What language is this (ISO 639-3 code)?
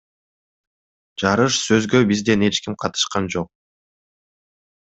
kir